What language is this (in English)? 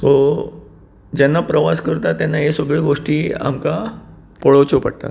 Konkani